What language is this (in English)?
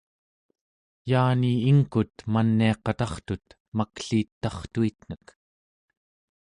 Central Yupik